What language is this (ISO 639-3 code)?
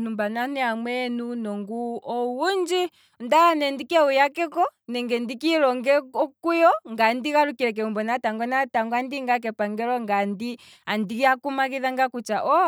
kwm